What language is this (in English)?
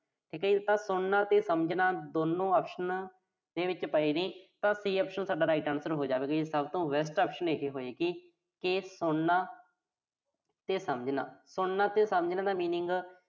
Punjabi